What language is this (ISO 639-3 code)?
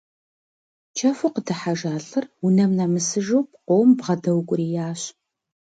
kbd